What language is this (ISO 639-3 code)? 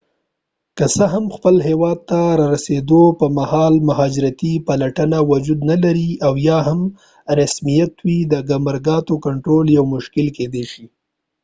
pus